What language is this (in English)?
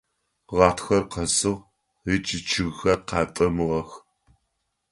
Adyghe